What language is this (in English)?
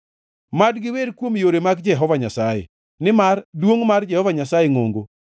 Luo (Kenya and Tanzania)